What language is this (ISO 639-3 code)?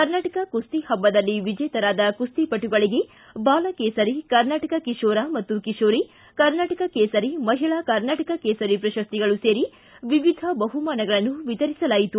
kan